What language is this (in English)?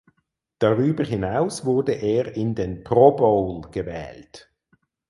German